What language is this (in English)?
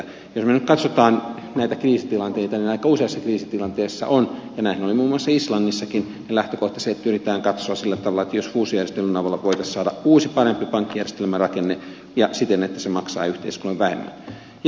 Finnish